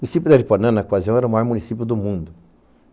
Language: Portuguese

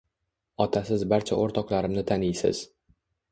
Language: Uzbek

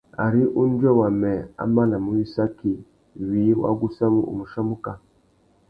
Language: Tuki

